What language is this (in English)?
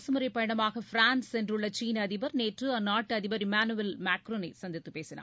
Tamil